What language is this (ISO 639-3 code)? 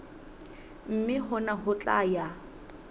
sot